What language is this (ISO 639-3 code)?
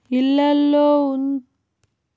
tel